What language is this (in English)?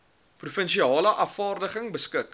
Afrikaans